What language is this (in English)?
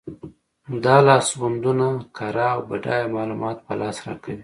Pashto